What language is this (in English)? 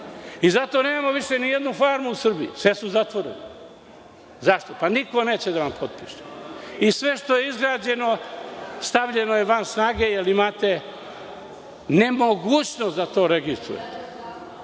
Serbian